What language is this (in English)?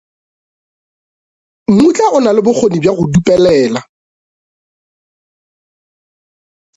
Northern Sotho